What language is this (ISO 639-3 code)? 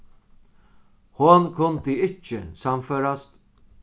fao